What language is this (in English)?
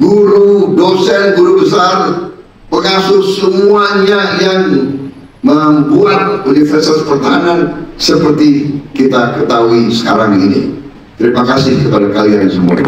Indonesian